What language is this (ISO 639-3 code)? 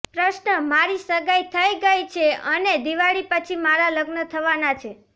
guj